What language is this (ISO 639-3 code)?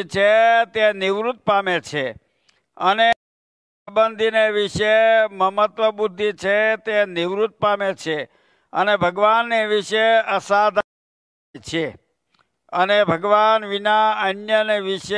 guj